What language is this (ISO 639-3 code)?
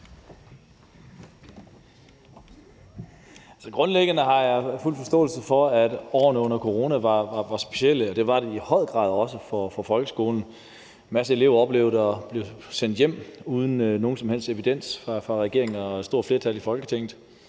dan